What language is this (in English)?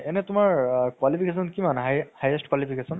Assamese